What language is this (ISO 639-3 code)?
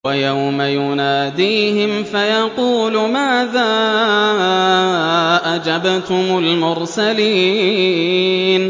ara